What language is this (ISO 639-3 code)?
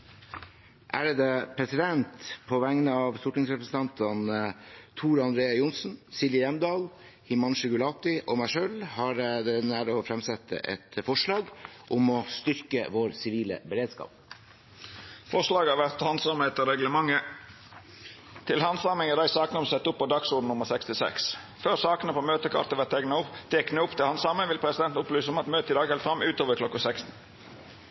nor